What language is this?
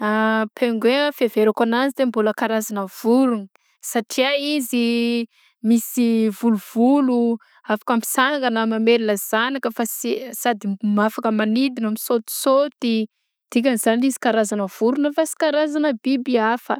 Southern Betsimisaraka Malagasy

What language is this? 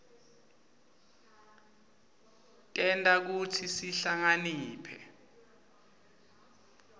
Swati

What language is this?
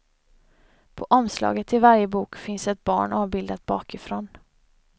Swedish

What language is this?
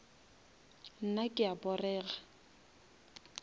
Northern Sotho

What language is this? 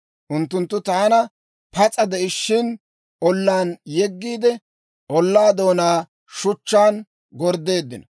Dawro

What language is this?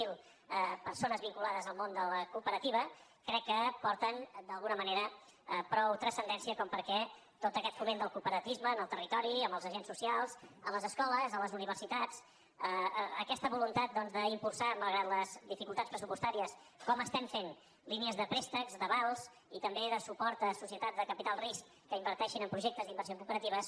Catalan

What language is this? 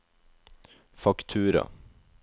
Norwegian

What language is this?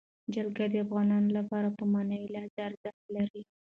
Pashto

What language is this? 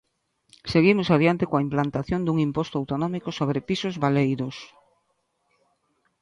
Galician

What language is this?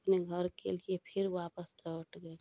Hindi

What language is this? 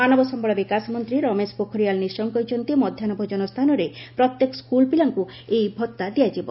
Odia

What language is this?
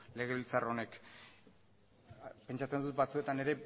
Basque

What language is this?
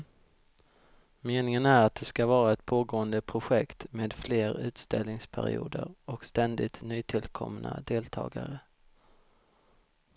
Swedish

